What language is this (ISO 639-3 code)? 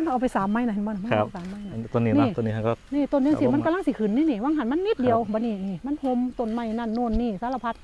tha